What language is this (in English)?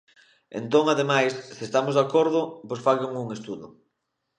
Galician